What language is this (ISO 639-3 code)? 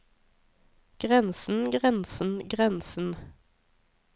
nor